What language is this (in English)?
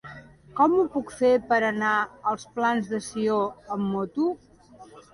Catalan